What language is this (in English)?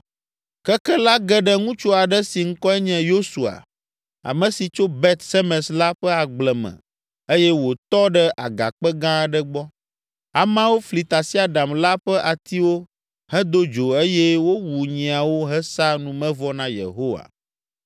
Ewe